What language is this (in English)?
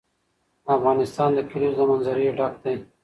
Pashto